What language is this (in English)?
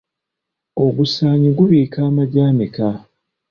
Ganda